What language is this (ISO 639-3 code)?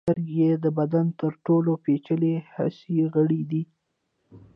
pus